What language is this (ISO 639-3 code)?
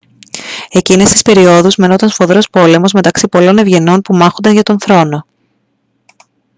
ell